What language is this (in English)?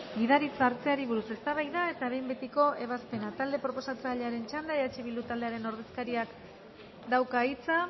Basque